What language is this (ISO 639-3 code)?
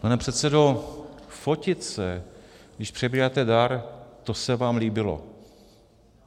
ces